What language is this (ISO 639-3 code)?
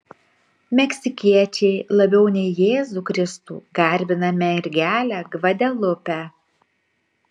lit